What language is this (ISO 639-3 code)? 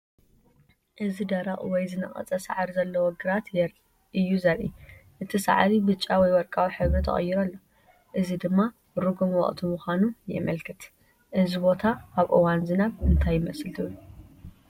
tir